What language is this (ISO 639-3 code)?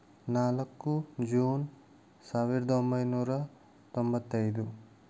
kan